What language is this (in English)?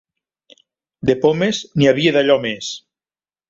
Catalan